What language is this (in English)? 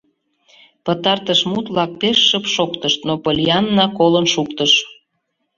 Mari